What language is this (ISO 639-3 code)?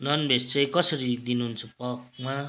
nep